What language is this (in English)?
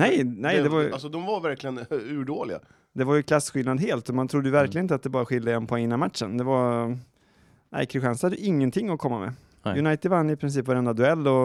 Swedish